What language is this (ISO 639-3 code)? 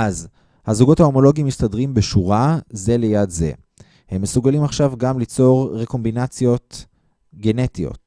heb